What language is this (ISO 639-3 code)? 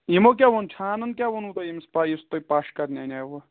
kas